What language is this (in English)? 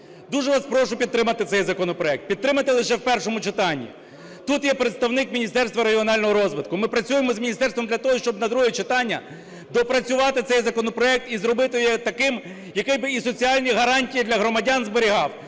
Ukrainian